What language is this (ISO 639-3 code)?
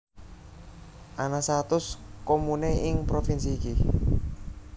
jav